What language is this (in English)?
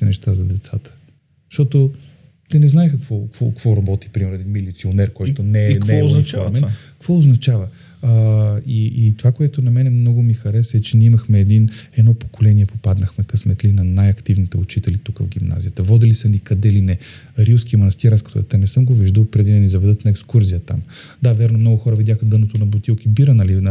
Bulgarian